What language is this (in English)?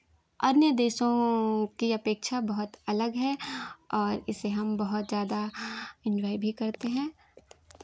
Hindi